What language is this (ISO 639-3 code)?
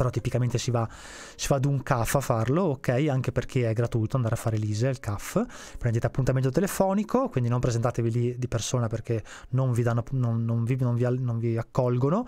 ita